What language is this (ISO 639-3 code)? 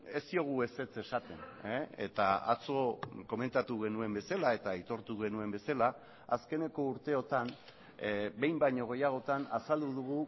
eus